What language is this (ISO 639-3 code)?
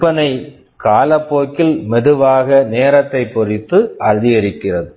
tam